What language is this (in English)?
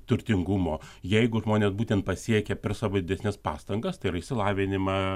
Lithuanian